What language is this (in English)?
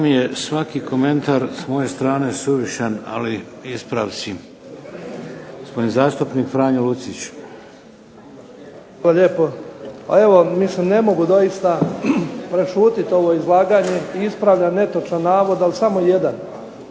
Croatian